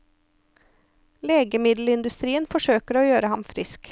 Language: Norwegian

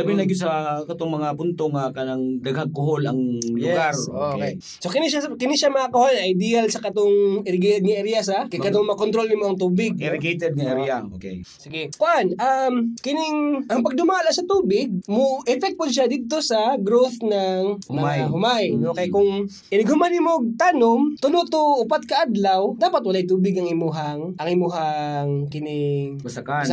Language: Filipino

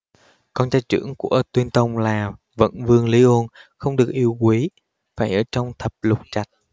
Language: Vietnamese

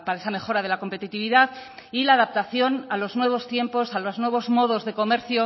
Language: Spanish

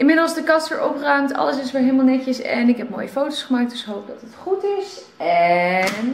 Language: Dutch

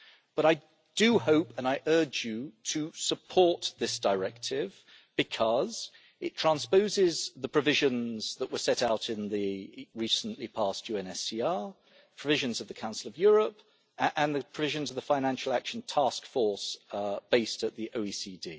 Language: English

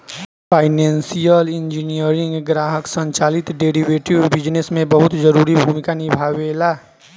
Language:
Bhojpuri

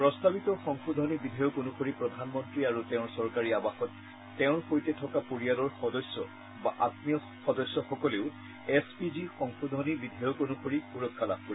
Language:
Assamese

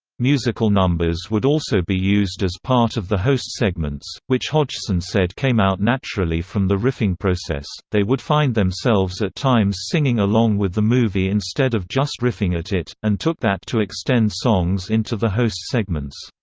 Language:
English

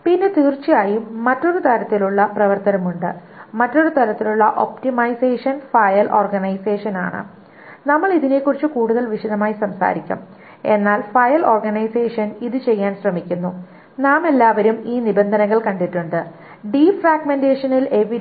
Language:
Malayalam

